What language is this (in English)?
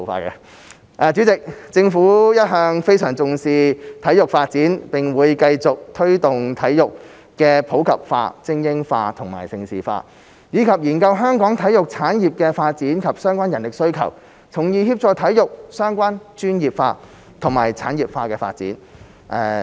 Cantonese